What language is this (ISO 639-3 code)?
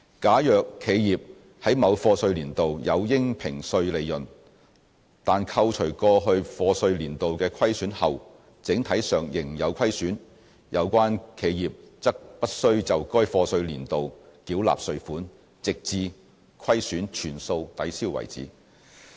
yue